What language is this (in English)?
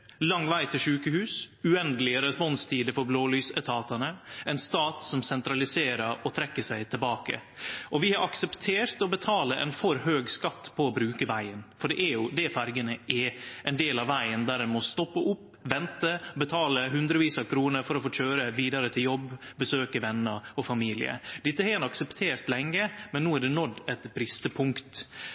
Norwegian Nynorsk